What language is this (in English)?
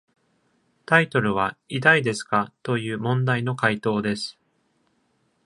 Japanese